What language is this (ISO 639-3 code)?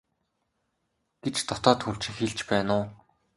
mon